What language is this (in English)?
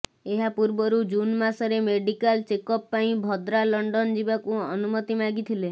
Odia